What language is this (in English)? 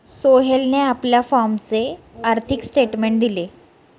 Marathi